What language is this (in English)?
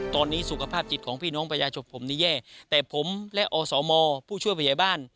Thai